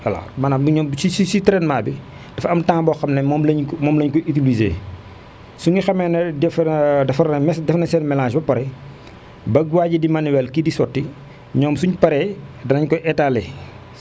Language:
Wolof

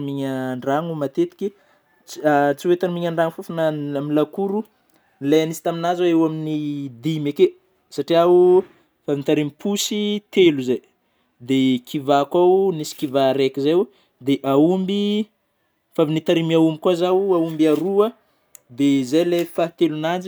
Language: Northern Betsimisaraka Malagasy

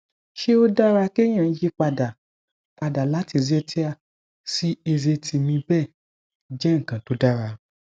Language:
Yoruba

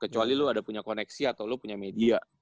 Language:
Indonesian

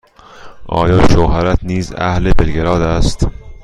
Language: Persian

